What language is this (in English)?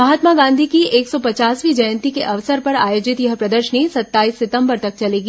Hindi